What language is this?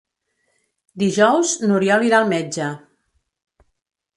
Catalan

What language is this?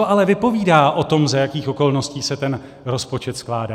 Czech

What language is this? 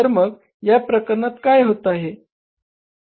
Marathi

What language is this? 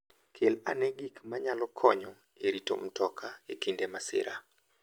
Luo (Kenya and Tanzania)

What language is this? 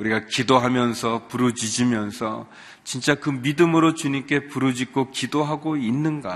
Korean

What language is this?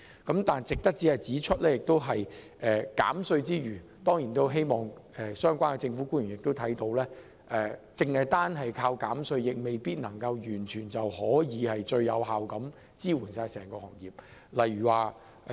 Cantonese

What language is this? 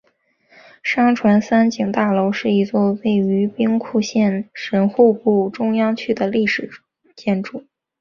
Chinese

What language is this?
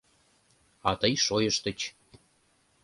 Mari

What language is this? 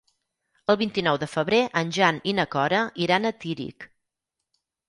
Catalan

